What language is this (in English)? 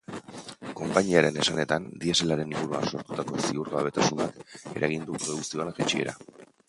Basque